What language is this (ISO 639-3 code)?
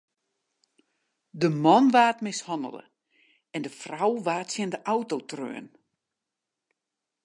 fry